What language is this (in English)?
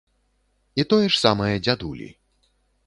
Belarusian